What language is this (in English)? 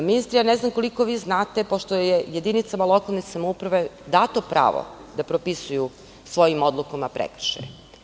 Serbian